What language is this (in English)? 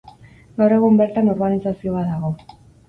Basque